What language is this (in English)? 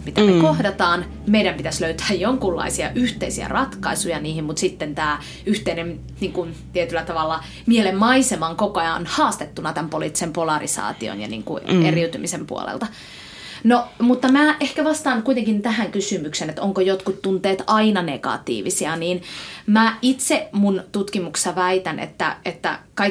Finnish